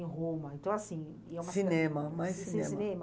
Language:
Portuguese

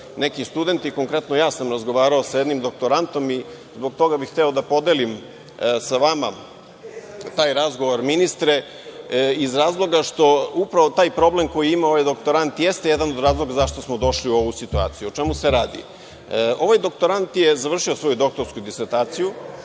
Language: Serbian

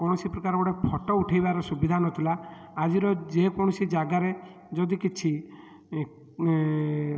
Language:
Odia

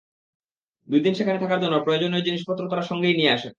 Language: Bangla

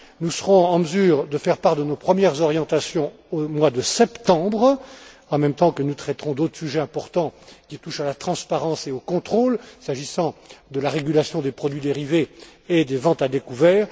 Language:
French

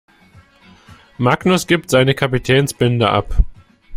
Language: German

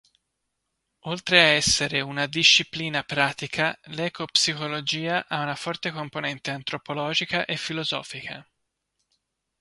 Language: Italian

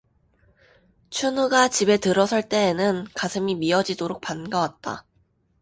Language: Korean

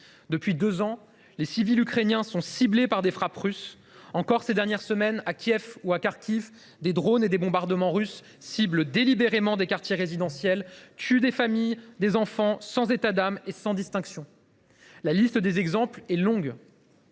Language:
French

